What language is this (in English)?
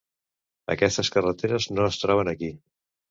Catalan